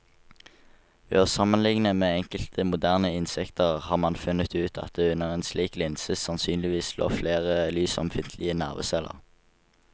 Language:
Norwegian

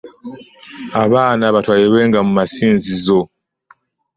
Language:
Ganda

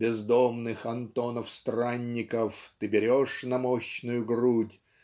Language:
Russian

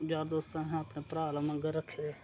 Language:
Dogri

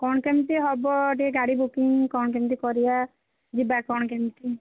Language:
Odia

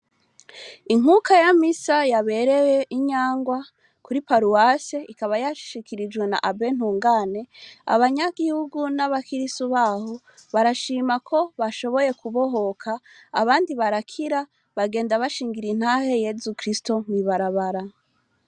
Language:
Rundi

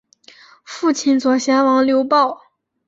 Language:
Chinese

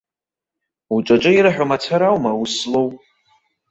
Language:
Abkhazian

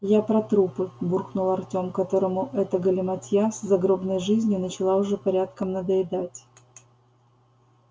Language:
Russian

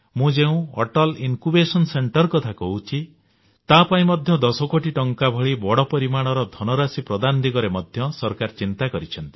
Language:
Odia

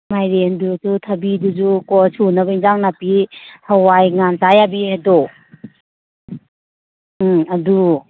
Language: Manipuri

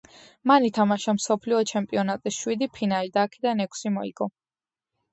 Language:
Georgian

